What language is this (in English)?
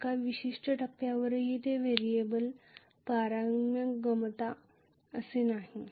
Marathi